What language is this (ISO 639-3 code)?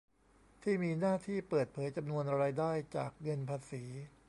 tha